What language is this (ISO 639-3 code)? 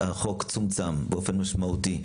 heb